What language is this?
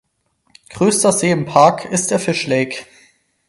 German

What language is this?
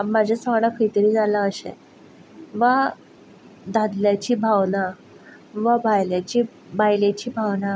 Konkani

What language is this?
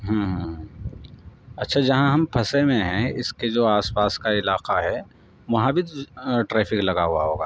Urdu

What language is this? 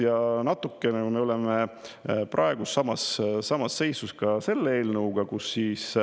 Estonian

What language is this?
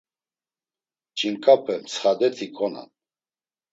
Laz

